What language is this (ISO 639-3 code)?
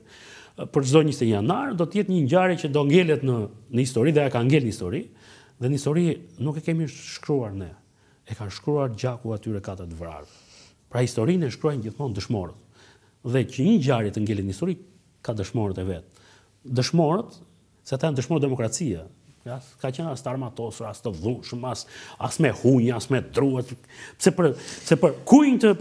ron